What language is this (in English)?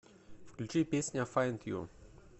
Russian